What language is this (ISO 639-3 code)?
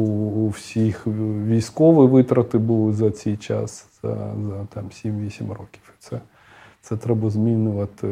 ukr